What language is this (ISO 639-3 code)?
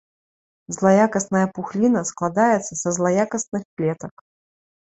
bel